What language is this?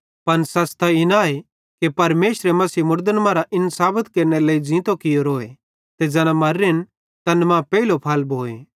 Bhadrawahi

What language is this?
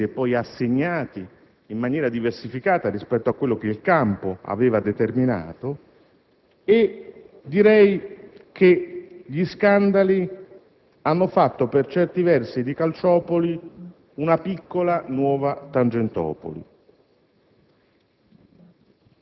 Italian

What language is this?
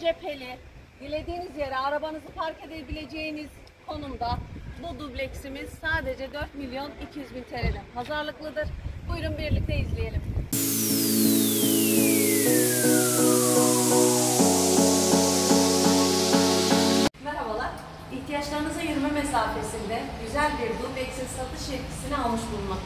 Turkish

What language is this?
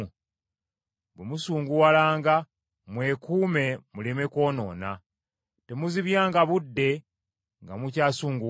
Ganda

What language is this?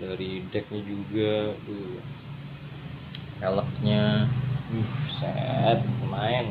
Indonesian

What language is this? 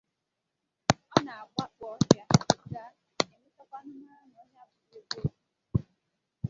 Igbo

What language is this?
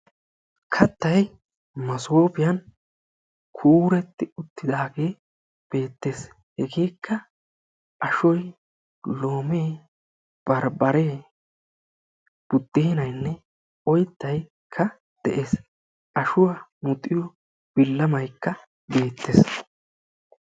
Wolaytta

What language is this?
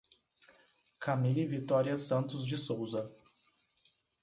Portuguese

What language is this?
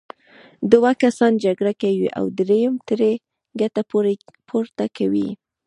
Pashto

